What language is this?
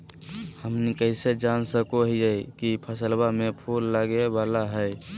Magahi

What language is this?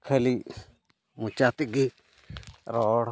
Santali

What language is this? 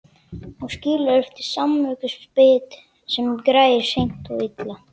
Icelandic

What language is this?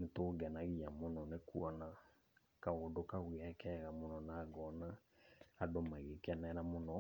Kikuyu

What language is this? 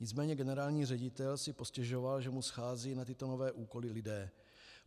Czech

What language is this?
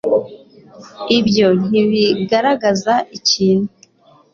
Kinyarwanda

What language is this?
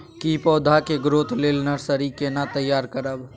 Maithili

